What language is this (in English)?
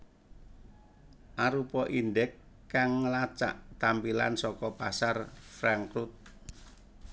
Javanese